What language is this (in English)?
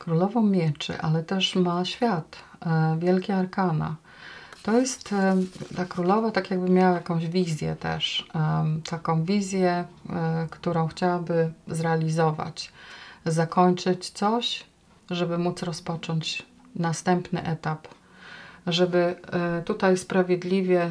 Polish